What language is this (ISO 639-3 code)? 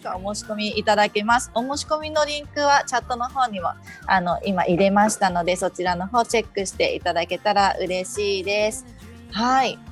jpn